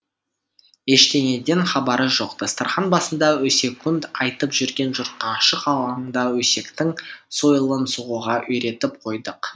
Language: Kazakh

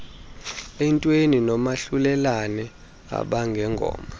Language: Xhosa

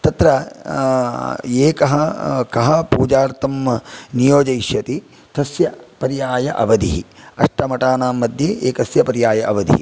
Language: Sanskrit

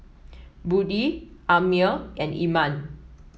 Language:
English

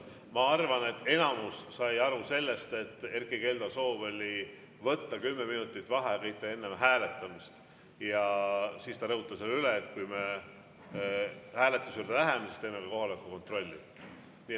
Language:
Estonian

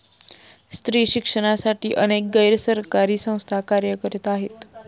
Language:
Marathi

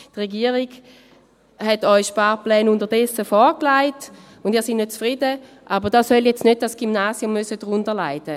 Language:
Swiss German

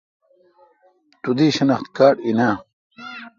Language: Kalkoti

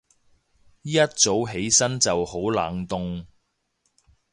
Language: Cantonese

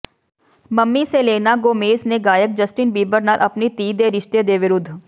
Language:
Punjabi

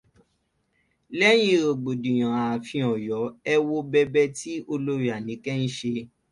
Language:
Yoruba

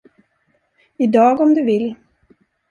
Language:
Swedish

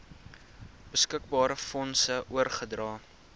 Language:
Afrikaans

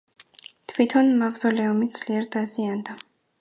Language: Georgian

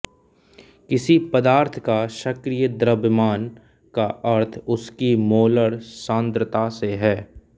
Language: Hindi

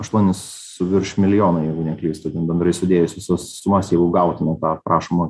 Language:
Lithuanian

